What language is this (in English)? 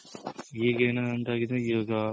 Kannada